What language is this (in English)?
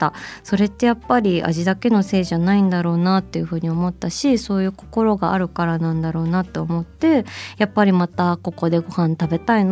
Japanese